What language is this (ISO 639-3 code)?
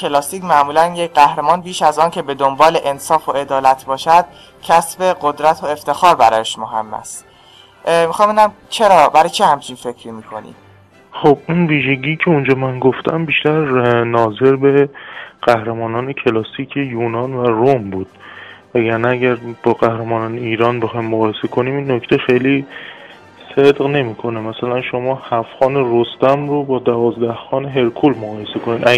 fas